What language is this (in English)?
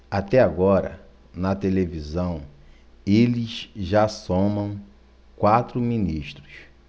Portuguese